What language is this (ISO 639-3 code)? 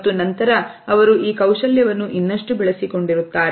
kan